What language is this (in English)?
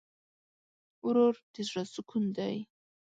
Pashto